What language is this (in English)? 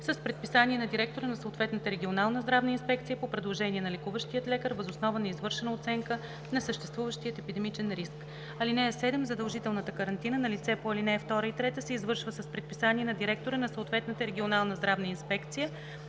Bulgarian